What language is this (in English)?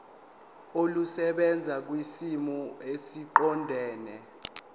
Zulu